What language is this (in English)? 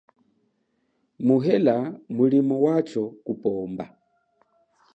Chokwe